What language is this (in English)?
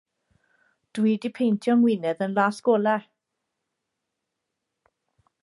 Welsh